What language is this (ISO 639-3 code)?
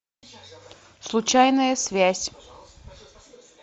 rus